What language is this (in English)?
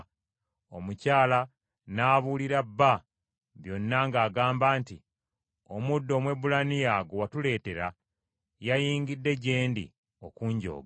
Ganda